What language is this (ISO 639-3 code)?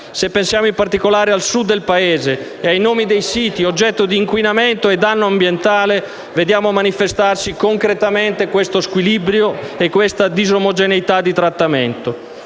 ita